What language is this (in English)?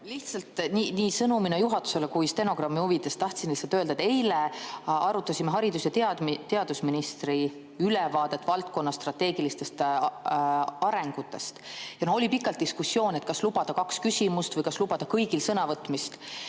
Estonian